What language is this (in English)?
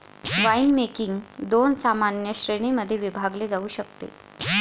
Marathi